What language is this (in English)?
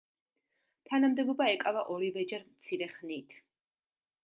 Georgian